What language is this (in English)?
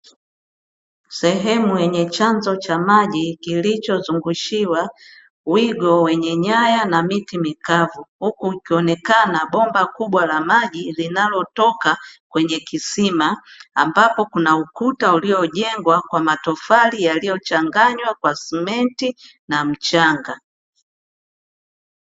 Swahili